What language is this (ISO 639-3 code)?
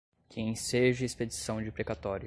por